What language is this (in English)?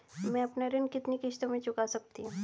Hindi